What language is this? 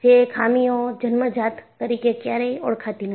Gujarati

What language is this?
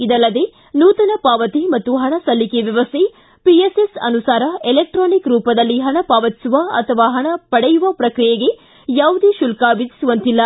Kannada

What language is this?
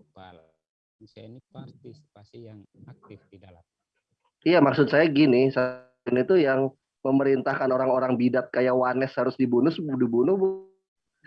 Indonesian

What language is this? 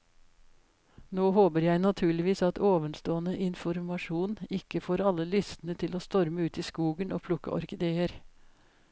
Norwegian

